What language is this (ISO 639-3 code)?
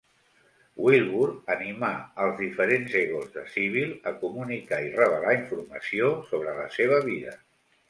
cat